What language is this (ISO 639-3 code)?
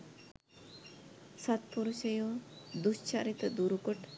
sin